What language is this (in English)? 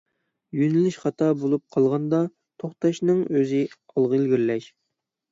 Uyghur